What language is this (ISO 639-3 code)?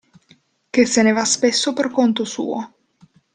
ita